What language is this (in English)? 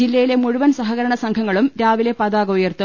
Malayalam